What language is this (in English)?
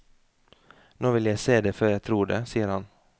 Norwegian